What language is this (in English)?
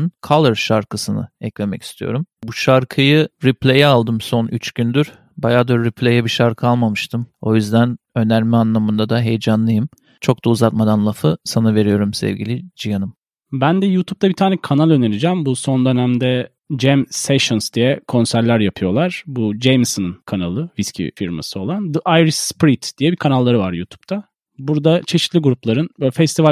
Turkish